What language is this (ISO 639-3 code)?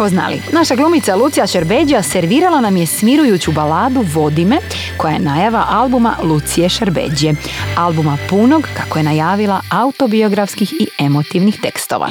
hrv